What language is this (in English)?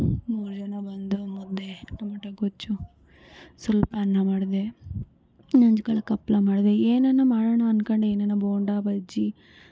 Kannada